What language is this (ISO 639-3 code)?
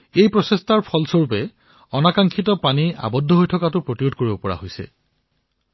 asm